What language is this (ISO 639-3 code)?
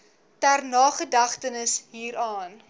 afr